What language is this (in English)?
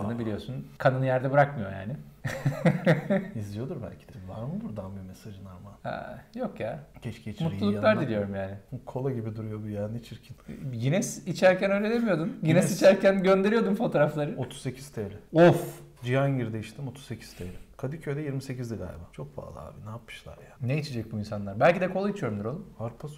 Turkish